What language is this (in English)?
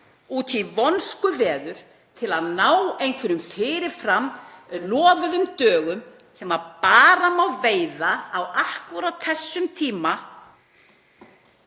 Icelandic